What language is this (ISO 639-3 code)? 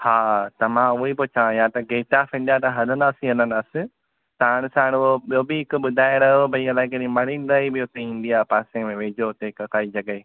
snd